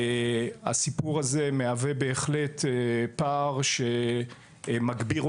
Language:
Hebrew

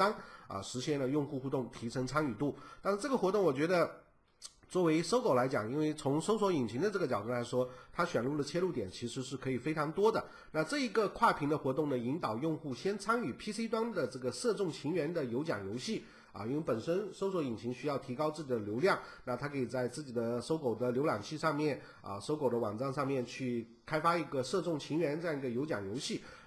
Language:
Chinese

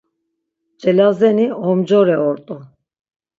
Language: Laz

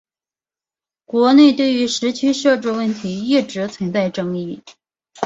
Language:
Chinese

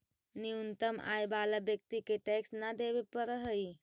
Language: Magahi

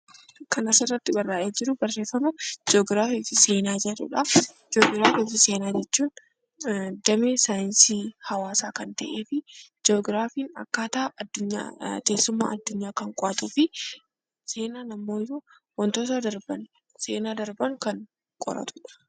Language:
Oromo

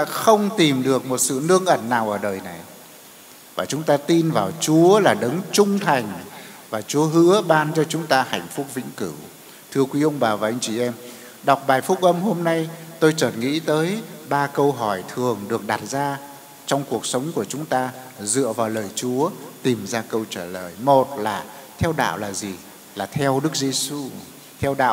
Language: Vietnamese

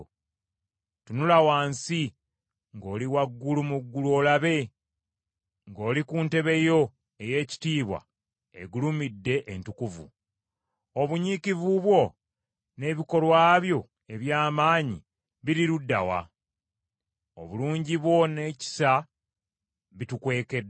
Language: Ganda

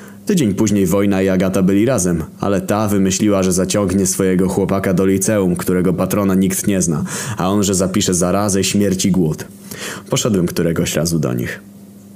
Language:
Polish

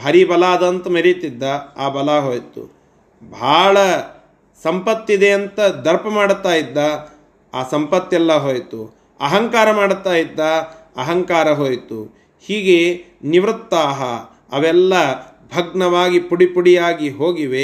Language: Kannada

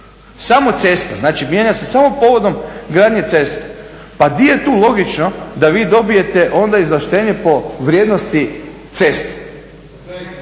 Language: Croatian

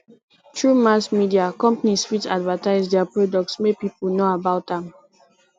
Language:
Nigerian Pidgin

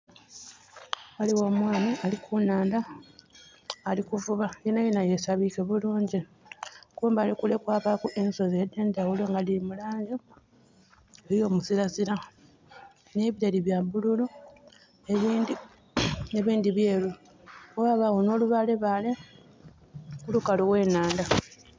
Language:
Soga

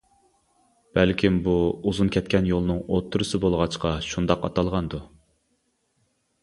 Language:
Uyghur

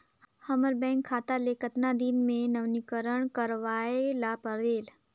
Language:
Chhattisgarhi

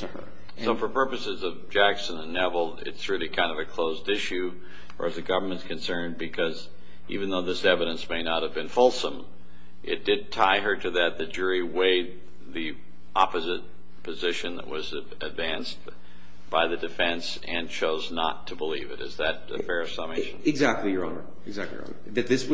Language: English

